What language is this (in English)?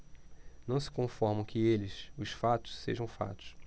Portuguese